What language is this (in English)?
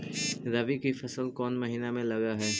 Magahi